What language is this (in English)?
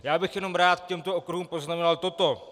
Czech